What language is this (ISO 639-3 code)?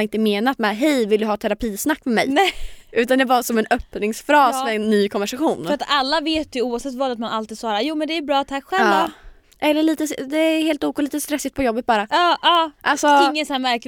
swe